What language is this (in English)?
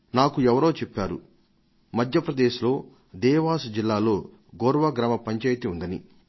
Telugu